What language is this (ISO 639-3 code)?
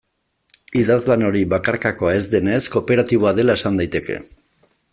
eus